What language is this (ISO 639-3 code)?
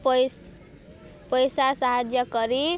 ori